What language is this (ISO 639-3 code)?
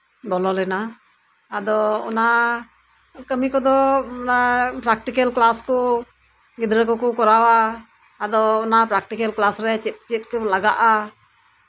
sat